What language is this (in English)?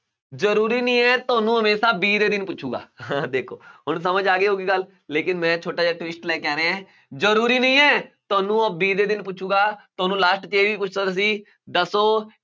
Punjabi